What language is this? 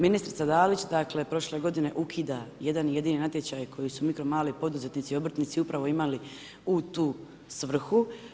Croatian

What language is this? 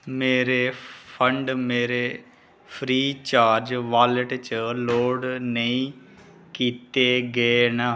Dogri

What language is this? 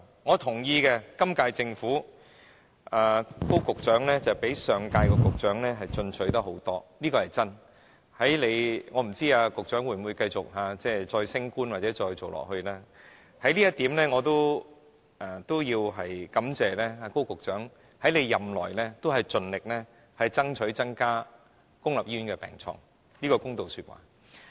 Cantonese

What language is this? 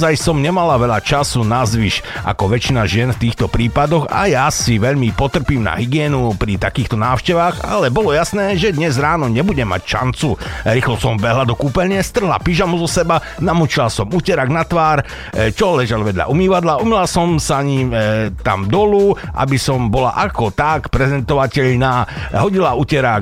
Slovak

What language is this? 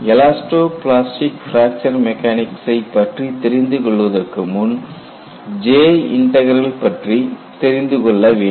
Tamil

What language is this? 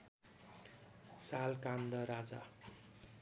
Nepali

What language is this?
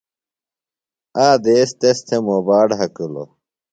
Phalura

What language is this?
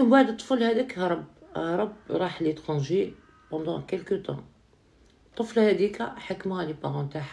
Arabic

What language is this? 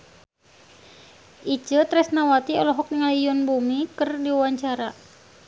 Sundanese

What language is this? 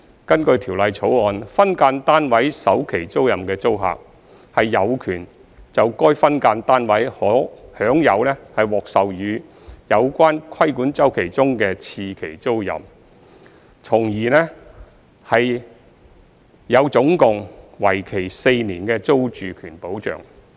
Cantonese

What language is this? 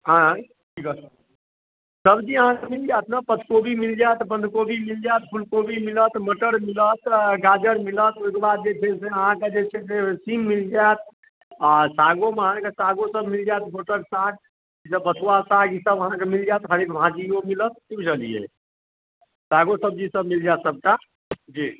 Maithili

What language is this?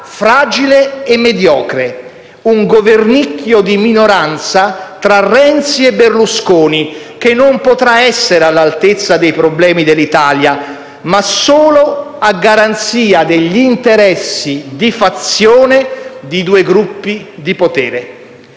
Italian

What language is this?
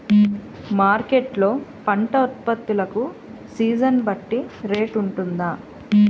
Telugu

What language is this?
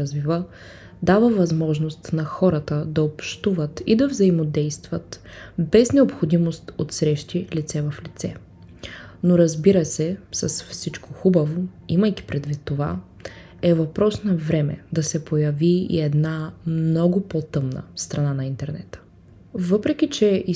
Bulgarian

